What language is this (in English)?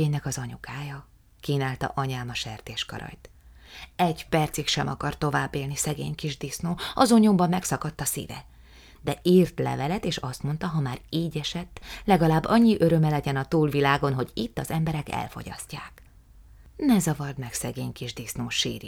Hungarian